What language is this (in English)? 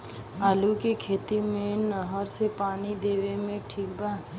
Bhojpuri